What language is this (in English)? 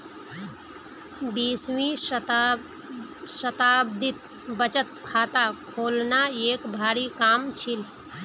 Magahi